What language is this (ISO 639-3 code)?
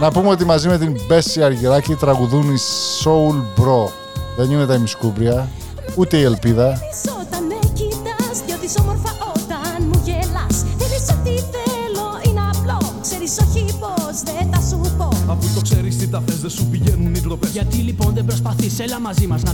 ell